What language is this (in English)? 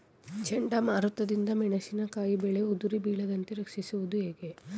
Kannada